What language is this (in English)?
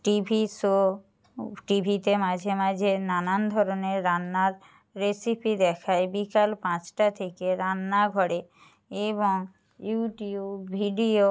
Bangla